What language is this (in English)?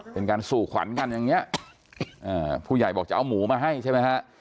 Thai